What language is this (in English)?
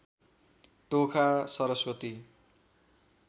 Nepali